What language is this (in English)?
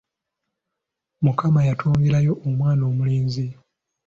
Ganda